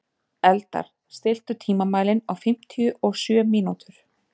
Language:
Icelandic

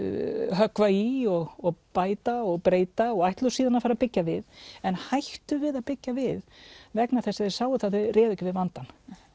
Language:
Icelandic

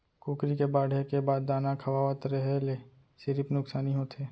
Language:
Chhattisgarhi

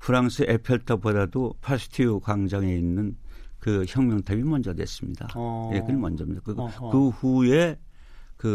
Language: Korean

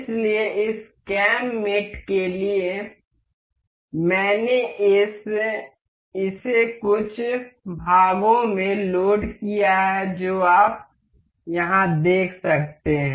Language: Hindi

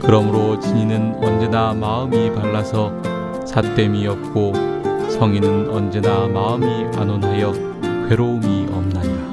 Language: Korean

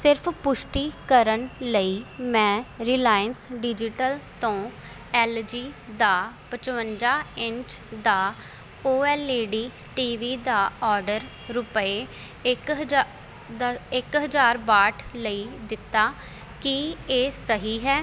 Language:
Punjabi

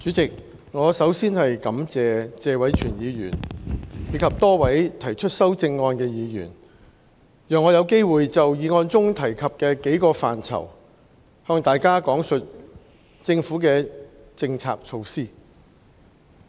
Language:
Cantonese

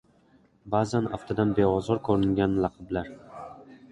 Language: Uzbek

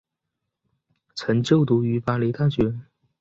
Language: Chinese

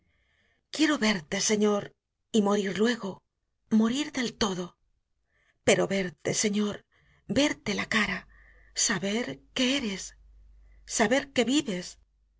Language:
Spanish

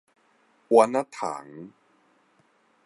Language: Min Nan Chinese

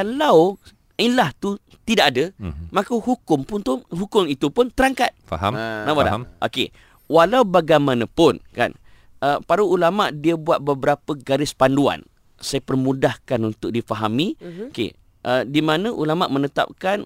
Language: Malay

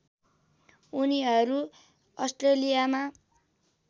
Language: Nepali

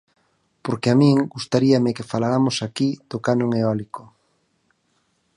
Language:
Galician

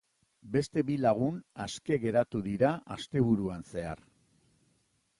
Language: Basque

